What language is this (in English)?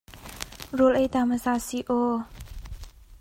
Hakha Chin